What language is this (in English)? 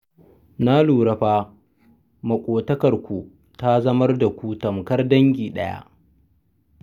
Hausa